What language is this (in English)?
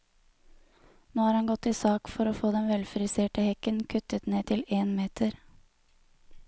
Norwegian